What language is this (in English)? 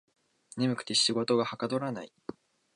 Japanese